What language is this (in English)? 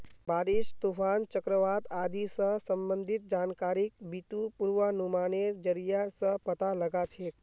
Magahi